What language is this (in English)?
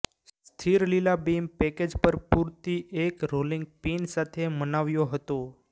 Gujarati